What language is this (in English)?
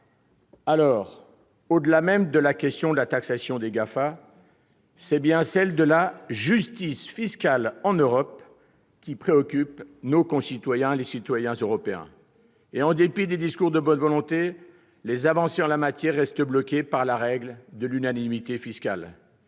French